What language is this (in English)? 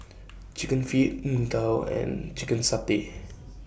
English